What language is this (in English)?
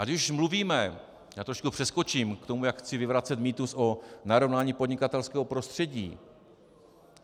Czech